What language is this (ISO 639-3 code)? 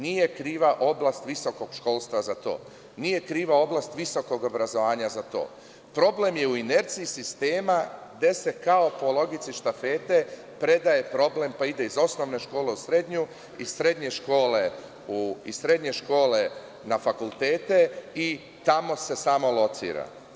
srp